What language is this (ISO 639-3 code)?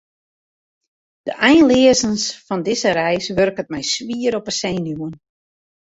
fry